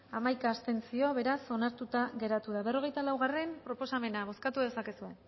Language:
Basque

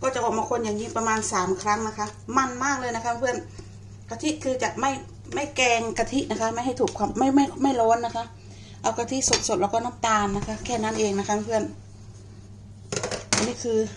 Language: Thai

